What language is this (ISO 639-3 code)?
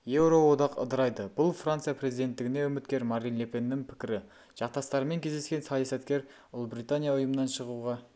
kaz